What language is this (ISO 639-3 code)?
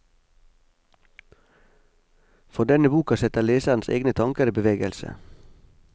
nor